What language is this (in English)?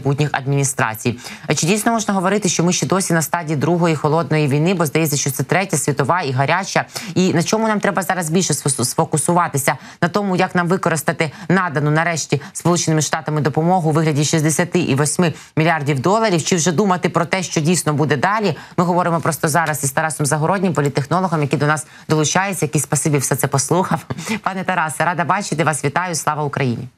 Ukrainian